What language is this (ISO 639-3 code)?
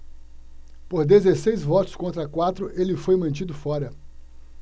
por